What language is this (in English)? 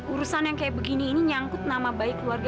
Indonesian